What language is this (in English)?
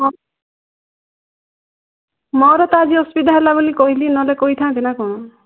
Odia